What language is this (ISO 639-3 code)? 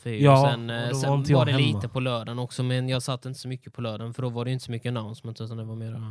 swe